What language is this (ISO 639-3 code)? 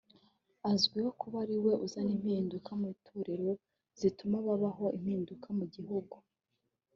kin